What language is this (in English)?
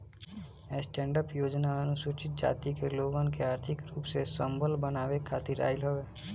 Bhojpuri